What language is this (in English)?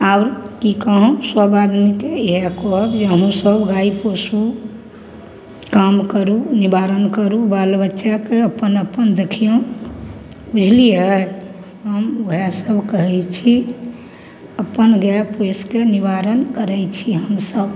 Maithili